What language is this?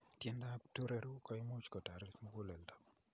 Kalenjin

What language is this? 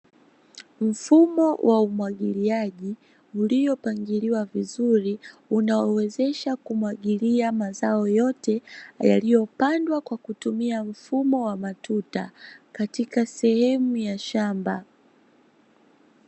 Swahili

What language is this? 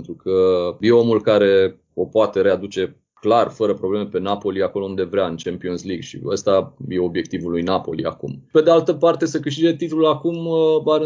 Romanian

